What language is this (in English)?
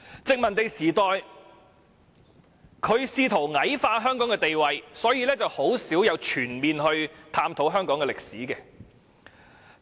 Cantonese